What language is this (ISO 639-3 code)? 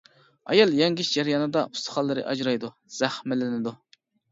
uig